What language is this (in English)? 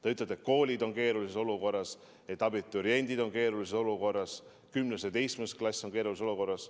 Estonian